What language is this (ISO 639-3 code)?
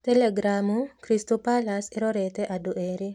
kik